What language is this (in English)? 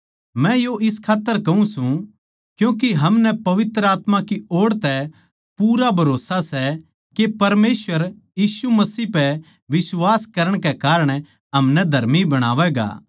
Haryanvi